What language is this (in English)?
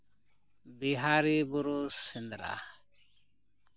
Santali